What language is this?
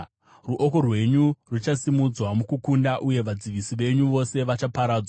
Shona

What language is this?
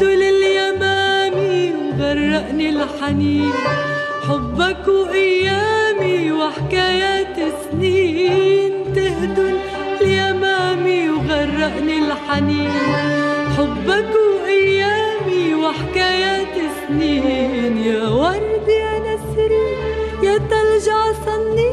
Arabic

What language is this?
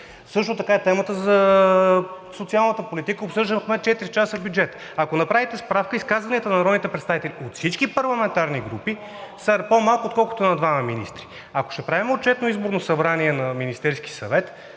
Bulgarian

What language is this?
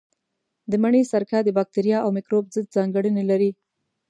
Pashto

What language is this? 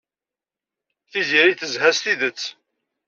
Kabyle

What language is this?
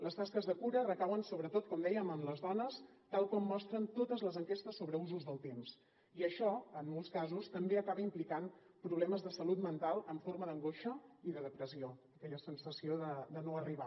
Catalan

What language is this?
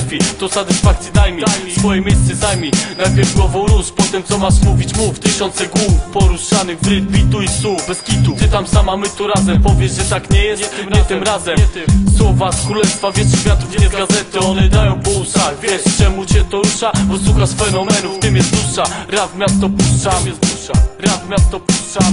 Polish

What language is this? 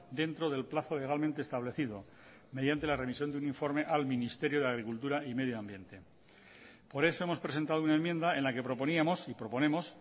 Spanish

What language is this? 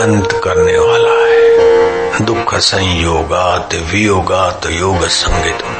Hindi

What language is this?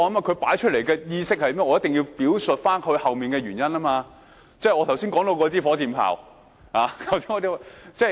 Cantonese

